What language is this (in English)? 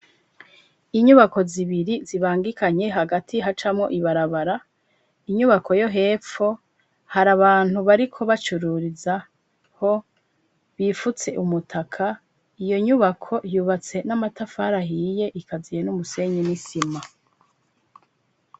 Rundi